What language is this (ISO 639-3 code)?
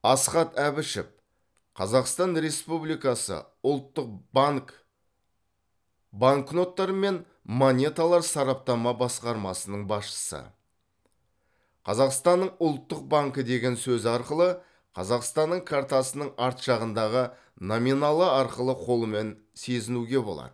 kaz